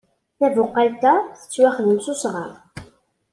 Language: Kabyle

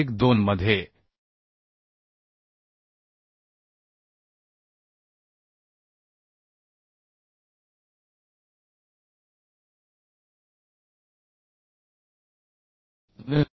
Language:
Marathi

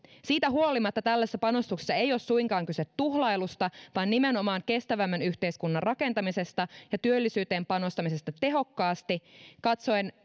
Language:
Finnish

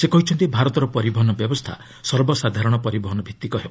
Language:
Odia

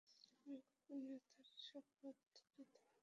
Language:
Bangla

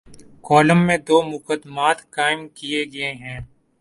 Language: Urdu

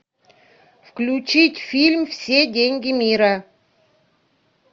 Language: Russian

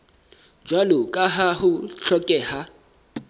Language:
Southern Sotho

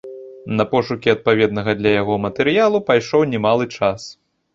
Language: Belarusian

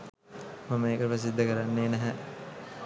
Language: Sinhala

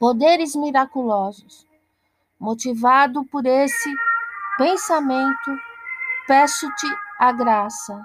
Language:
Portuguese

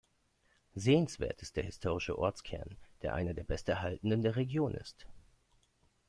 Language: German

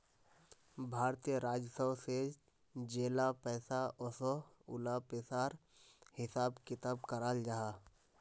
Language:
Magahi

